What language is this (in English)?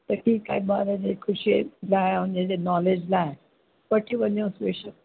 Sindhi